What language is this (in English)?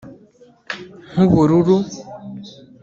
Kinyarwanda